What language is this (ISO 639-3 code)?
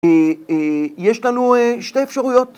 heb